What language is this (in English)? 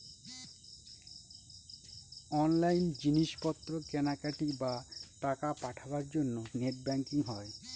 Bangla